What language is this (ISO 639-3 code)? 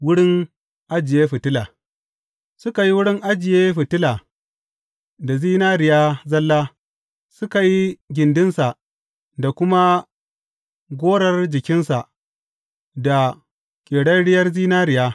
hau